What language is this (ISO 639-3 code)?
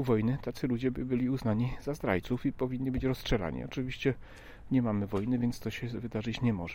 pol